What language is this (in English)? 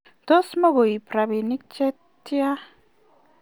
Kalenjin